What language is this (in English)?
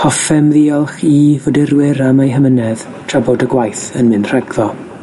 Welsh